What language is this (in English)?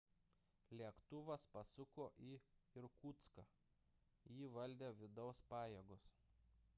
Lithuanian